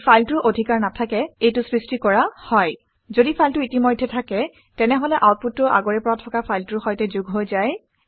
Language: Assamese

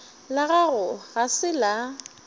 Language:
Northern Sotho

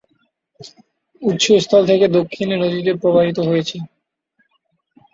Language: Bangla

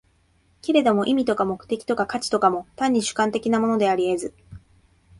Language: Japanese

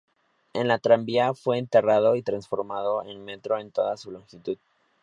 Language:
Spanish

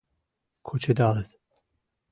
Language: Mari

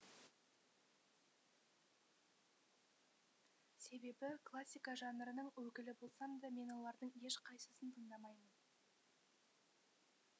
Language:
Kazakh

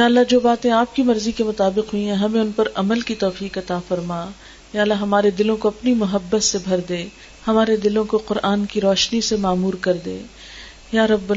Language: Urdu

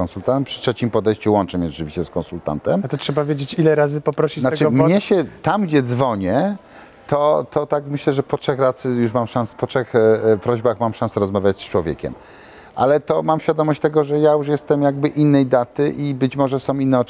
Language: Polish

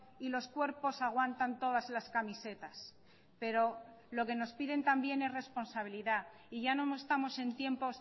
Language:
Spanish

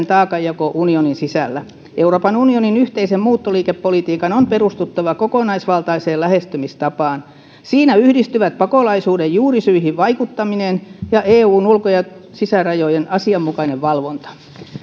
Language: Finnish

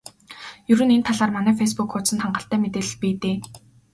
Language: Mongolian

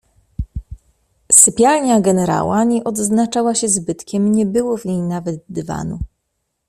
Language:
Polish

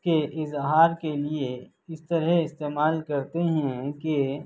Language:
Urdu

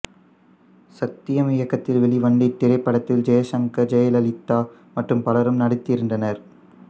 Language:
Tamil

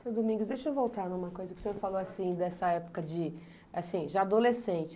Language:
Portuguese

